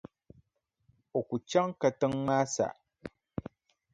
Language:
Dagbani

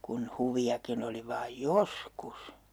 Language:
Finnish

